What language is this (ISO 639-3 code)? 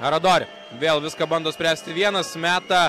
lit